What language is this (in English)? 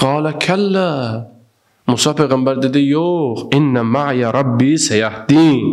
Turkish